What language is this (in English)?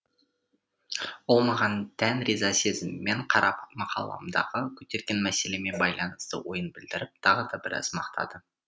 Kazakh